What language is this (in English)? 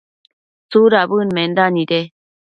Matsés